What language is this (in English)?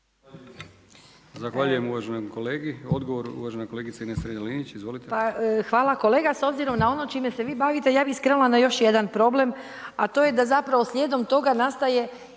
Croatian